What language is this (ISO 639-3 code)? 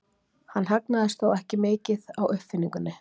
isl